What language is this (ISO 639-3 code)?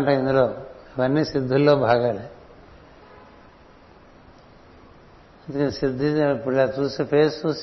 tel